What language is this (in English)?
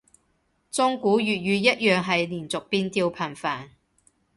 Cantonese